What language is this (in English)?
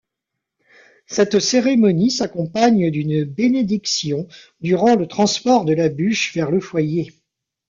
French